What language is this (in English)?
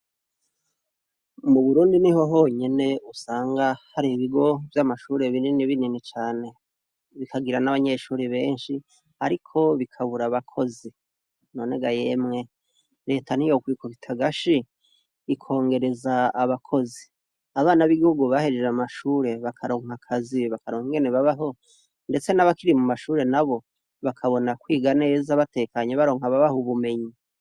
Rundi